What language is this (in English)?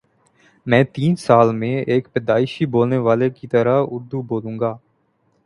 Urdu